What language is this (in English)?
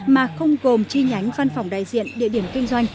Vietnamese